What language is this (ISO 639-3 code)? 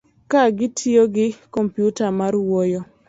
luo